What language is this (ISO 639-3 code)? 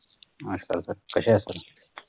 mar